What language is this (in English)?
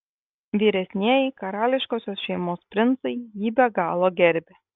Lithuanian